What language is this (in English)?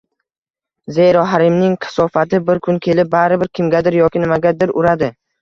Uzbek